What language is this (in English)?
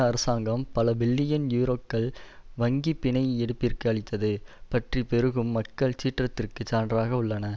Tamil